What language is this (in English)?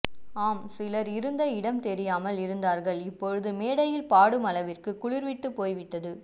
Tamil